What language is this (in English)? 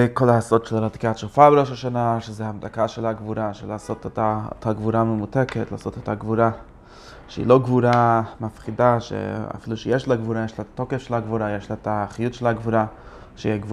Hebrew